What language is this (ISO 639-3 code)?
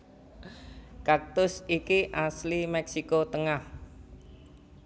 jav